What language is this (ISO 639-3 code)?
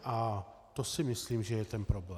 ces